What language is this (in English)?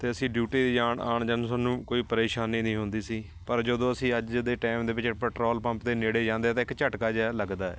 Punjabi